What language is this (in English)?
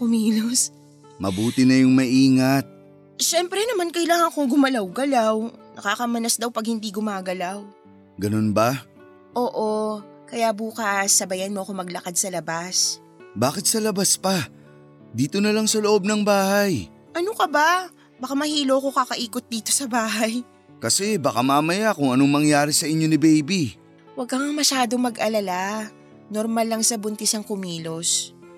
Filipino